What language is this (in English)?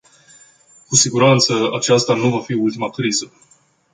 Romanian